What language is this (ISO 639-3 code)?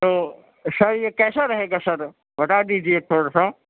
urd